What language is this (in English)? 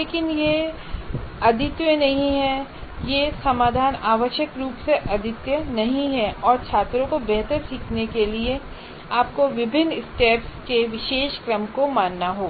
Hindi